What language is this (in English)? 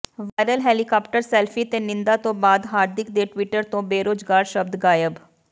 Punjabi